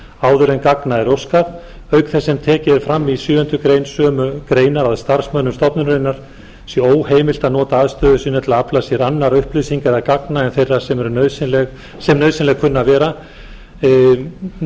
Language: Icelandic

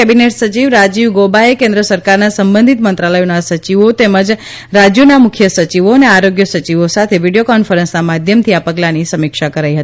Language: Gujarati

